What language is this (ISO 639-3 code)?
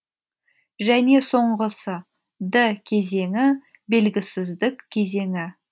kaz